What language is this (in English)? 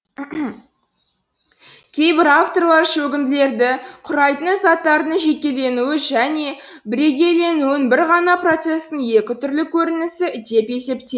Kazakh